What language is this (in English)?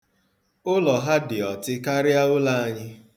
Igbo